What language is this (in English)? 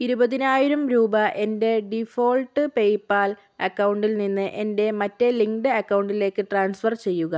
Malayalam